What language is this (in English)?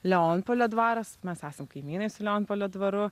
Lithuanian